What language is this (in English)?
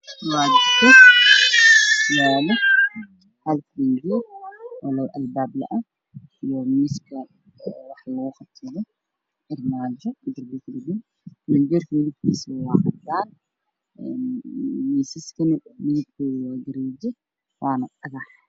Somali